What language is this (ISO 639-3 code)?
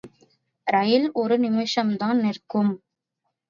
tam